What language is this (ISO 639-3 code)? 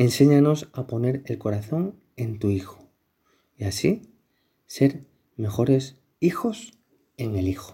spa